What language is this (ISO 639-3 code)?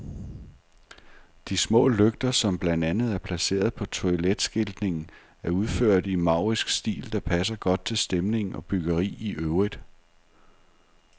dan